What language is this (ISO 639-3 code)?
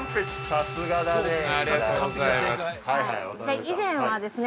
jpn